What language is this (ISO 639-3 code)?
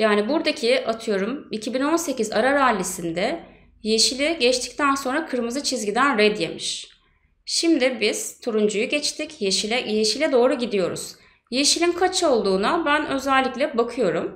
tur